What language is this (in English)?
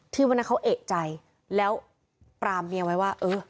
Thai